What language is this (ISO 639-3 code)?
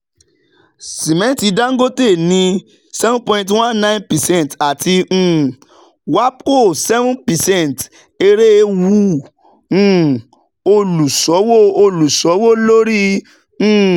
yor